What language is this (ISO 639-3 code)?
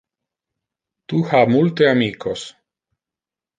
ina